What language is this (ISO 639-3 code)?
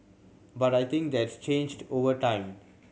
eng